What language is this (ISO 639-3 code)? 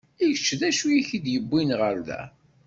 kab